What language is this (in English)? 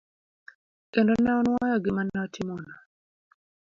Luo (Kenya and Tanzania)